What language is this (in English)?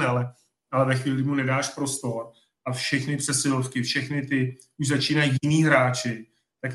Czech